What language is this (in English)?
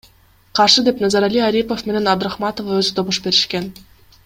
Kyrgyz